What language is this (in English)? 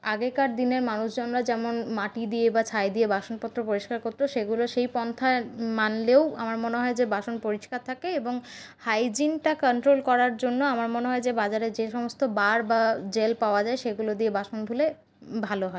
Bangla